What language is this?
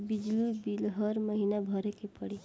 Bhojpuri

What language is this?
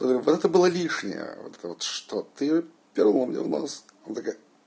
Russian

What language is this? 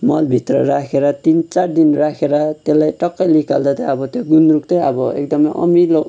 Nepali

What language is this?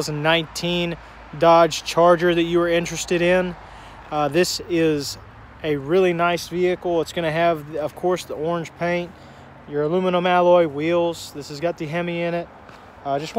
English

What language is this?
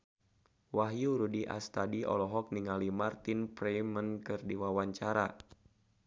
Sundanese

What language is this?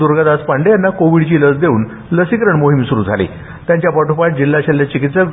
Marathi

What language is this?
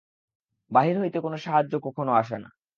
Bangla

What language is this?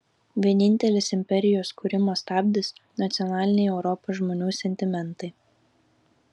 Lithuanian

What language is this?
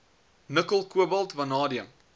Afrikaans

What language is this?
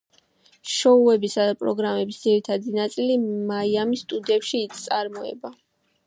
Georgian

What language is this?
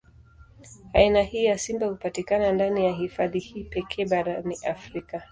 Swahili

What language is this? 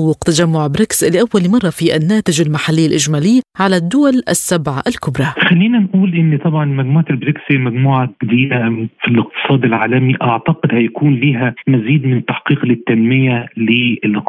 Arabic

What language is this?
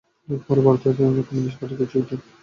Bangla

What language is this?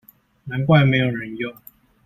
Chinese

